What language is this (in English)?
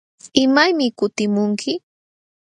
Jauja Wanca Quechua